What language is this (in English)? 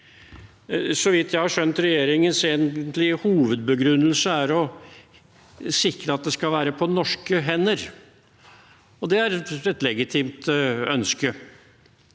Norwegian